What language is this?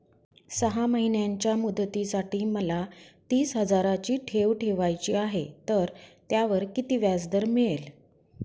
Marathi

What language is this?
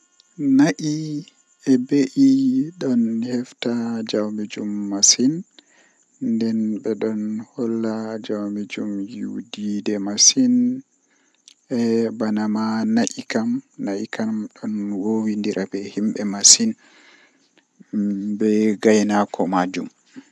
Western Niger Fulfulde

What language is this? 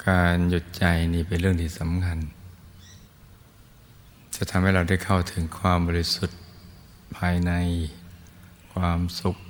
Thai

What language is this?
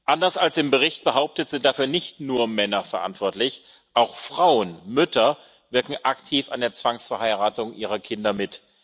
German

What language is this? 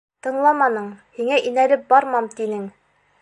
Bashkir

